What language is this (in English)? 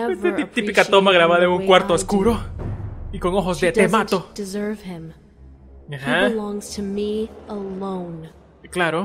Spanish